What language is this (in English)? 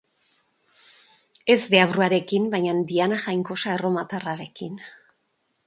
Basque